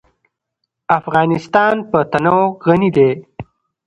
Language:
Pashto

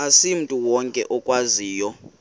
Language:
Xhosa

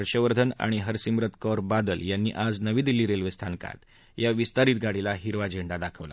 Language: Marathi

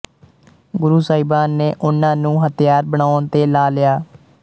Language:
Punjabi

